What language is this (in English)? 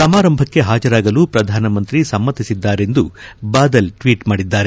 Kannada